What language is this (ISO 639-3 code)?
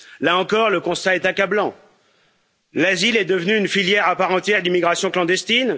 fra